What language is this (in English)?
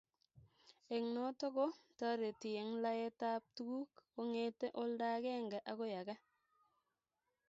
Kalenjin